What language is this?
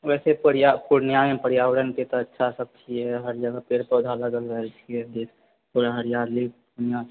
Maithili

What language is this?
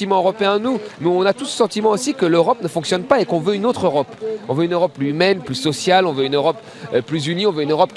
French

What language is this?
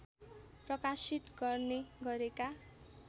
Nepali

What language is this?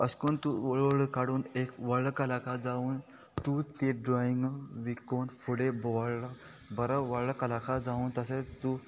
Konkani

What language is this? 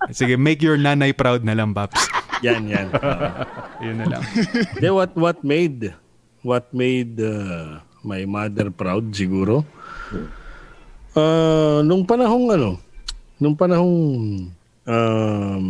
Filipino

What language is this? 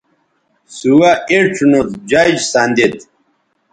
Bateri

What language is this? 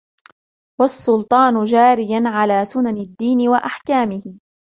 Arabic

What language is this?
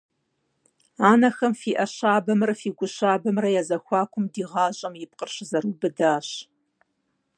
Kabardian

